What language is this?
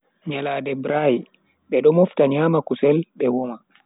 Bagirmi Fulfulde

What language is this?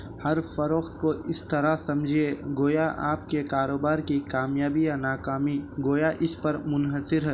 Urdu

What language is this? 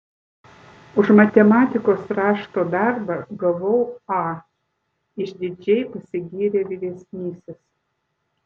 Lithuanian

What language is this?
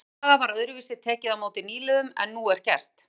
Icelandic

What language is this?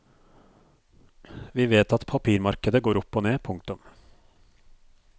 Norwegian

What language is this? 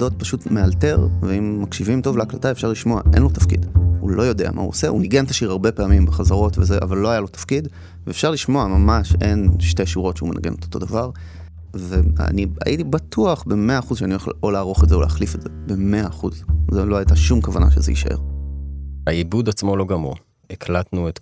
Hebrew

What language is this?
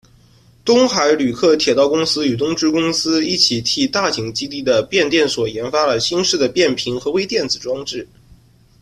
Chinese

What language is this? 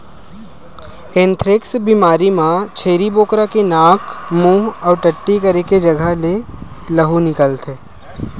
Chhattisgarhi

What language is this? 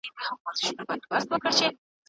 Pashto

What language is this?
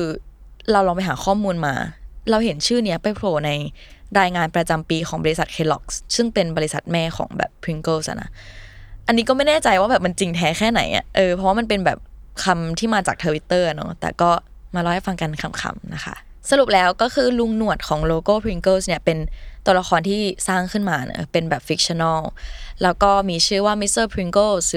Thai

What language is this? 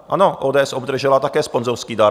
Czech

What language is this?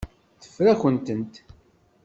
Kabyle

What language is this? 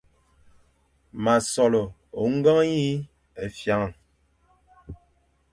Fang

